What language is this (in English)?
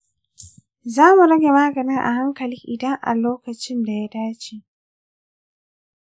Hausa